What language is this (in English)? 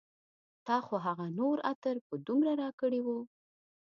Pashto